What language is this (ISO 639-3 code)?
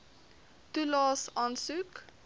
afr